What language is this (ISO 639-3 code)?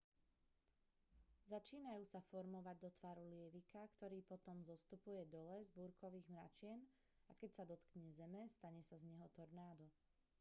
slk